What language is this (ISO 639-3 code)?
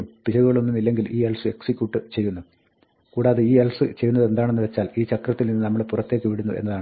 mal